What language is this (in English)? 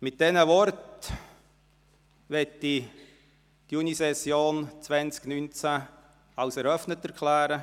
Swiss German